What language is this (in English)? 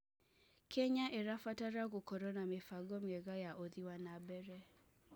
Kikuyu